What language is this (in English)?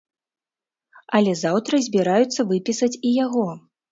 Belarusian